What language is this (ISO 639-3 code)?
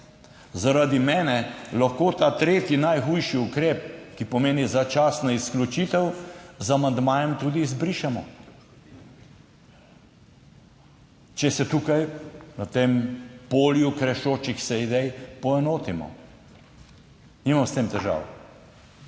slv